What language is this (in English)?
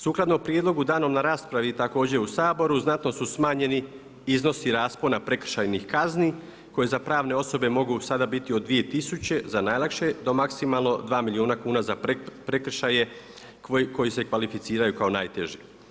Croatian